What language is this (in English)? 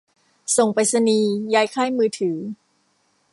Thai